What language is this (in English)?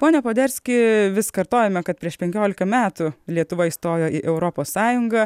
Lithuanian